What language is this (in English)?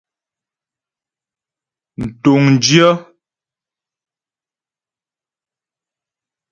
Ghomala